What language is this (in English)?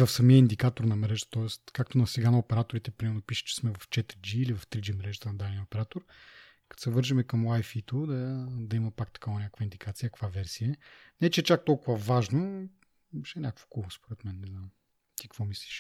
Bulgarian